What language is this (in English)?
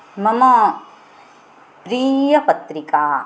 Sanskrit